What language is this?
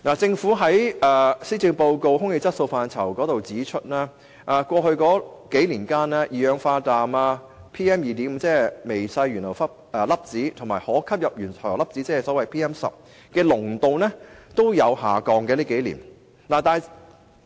Cantonese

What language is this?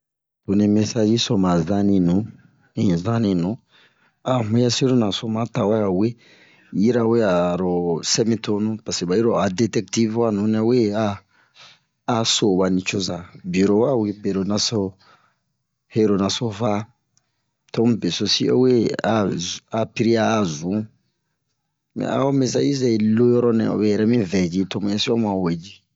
Bomu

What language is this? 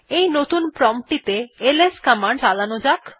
Bangla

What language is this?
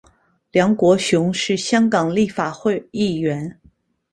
Chinese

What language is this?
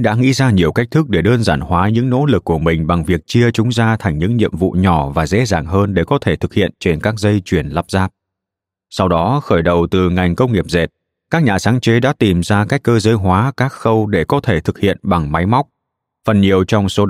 Vietnamese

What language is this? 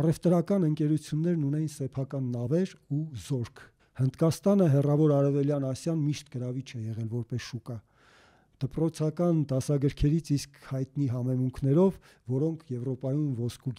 Turkish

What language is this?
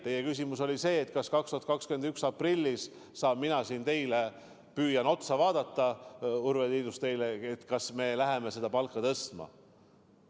Estonian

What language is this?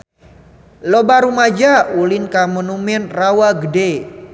Sundanese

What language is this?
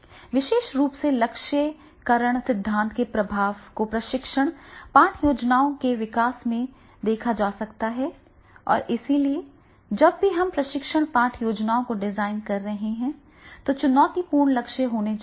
Hindi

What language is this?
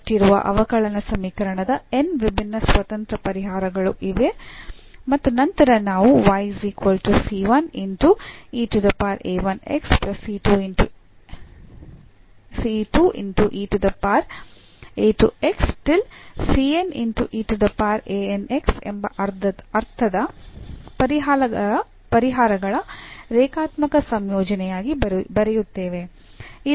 Kannada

